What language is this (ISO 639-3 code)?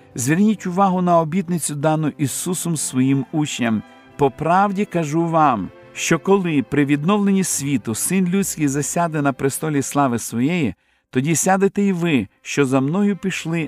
ukr